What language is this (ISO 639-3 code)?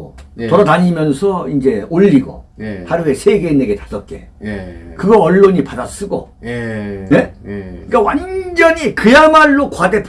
kor